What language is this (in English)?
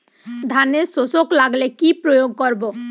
Bangla